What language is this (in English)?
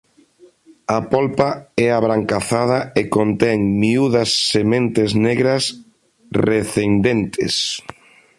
Galician